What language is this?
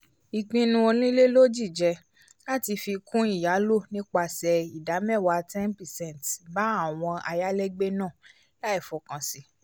Yoruba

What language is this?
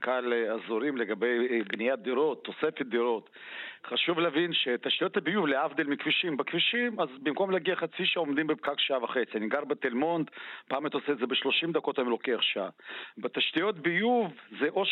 Hebrew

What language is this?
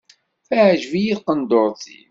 Kabyle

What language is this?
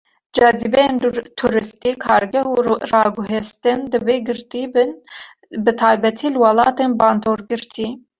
Kurdish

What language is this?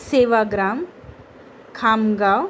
Marathi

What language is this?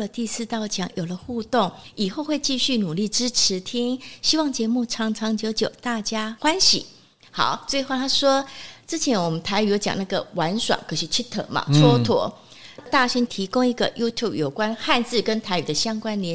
Chinese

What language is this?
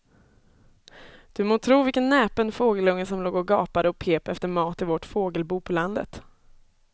Swedish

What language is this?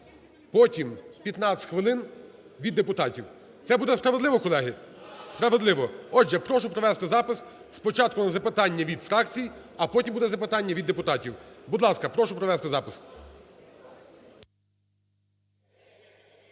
Ukrainian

